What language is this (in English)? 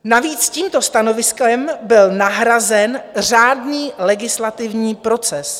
Czech